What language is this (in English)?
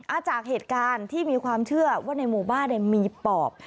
Thai